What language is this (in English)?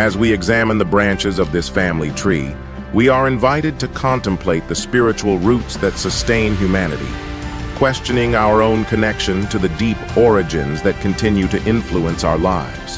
English